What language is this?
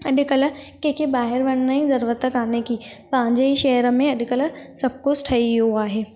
Sindhi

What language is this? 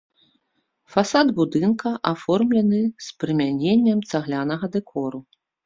Belarusian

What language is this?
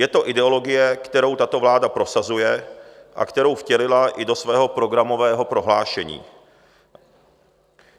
Czech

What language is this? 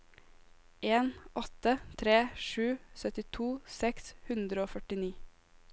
Norwegian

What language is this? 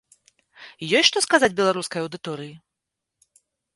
Belarusian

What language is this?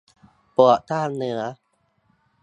Thai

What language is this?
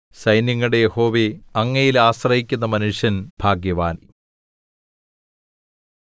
Malayalam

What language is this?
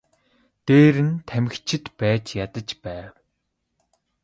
Mongolian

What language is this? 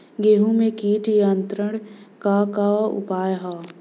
Bhojpuri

